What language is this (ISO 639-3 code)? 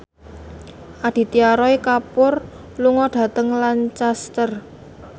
jav